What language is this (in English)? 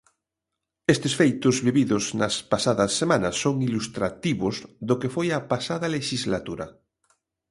Galician